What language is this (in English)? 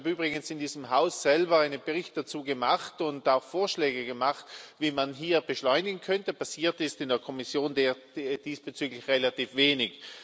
German